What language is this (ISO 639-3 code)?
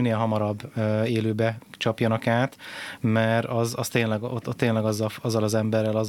hun